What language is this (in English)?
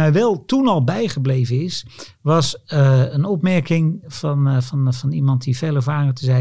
Dutch